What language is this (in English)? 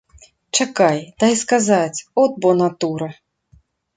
Belarusian